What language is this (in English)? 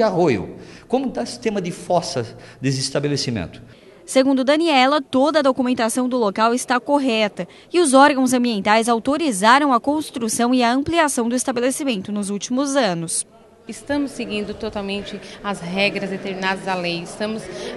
Portuguese